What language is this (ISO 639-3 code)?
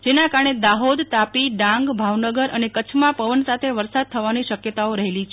guj